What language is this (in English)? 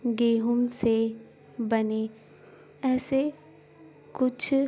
Urdu